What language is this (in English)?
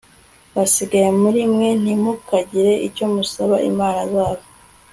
Kinyarwanda